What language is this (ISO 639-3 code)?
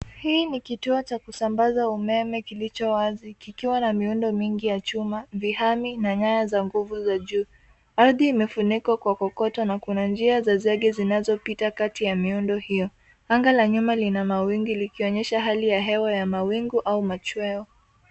swa